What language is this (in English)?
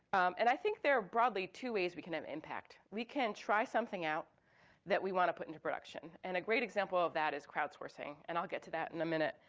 English